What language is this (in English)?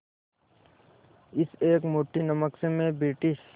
Hindi